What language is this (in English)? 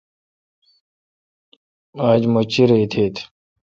Kalkoti